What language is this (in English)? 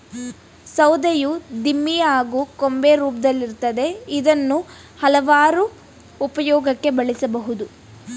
Kannada